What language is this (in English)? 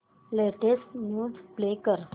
Marathi